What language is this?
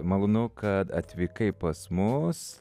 Lithuanian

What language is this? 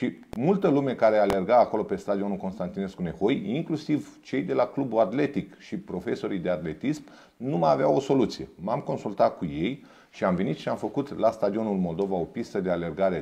Romanian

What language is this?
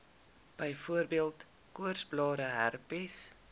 Afrikaans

